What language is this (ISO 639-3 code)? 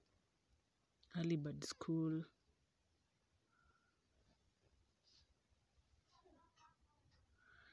luo